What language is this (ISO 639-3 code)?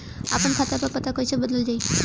bho